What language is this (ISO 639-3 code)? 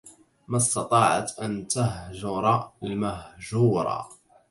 ara